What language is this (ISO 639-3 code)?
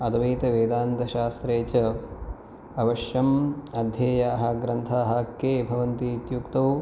san